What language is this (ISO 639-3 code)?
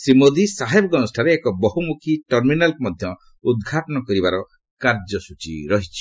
ori